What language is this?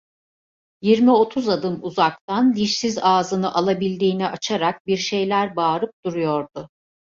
Turkish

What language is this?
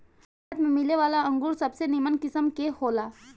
Bhojpuri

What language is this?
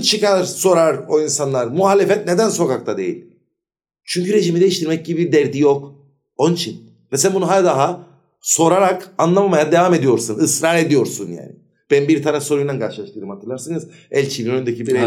Turkish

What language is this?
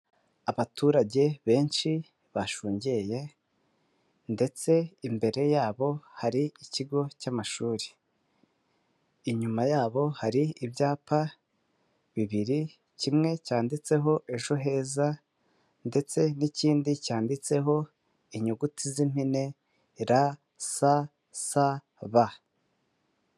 Kinyarwanda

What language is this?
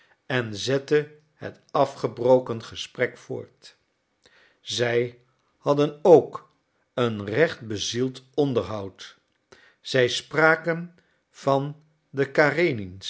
Dutch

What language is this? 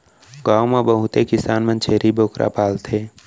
Chhattisgarhi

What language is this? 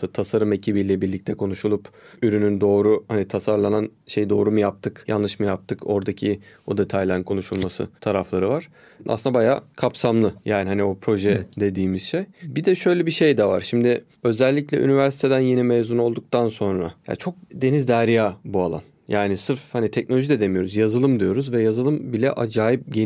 Turkish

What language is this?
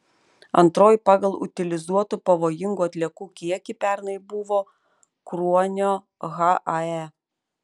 Lithuanian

